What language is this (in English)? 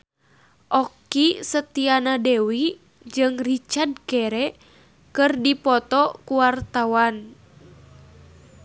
Sundanese